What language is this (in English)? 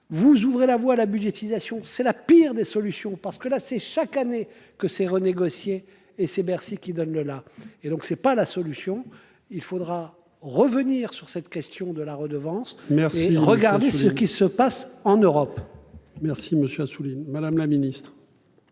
French